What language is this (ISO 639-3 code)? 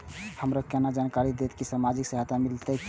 mai